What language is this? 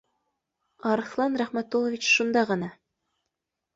Bashkir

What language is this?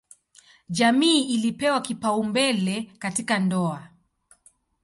Swahili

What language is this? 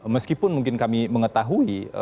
Indonesian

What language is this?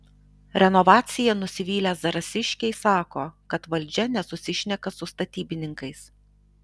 Lithuanian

